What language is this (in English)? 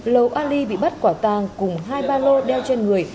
Vietnamese